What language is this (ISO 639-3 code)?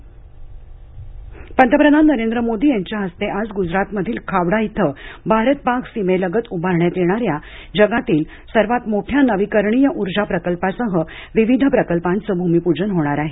mar